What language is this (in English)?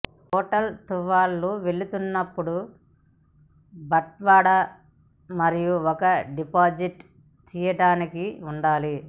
Telugu